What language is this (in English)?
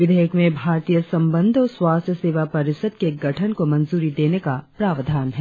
Hindi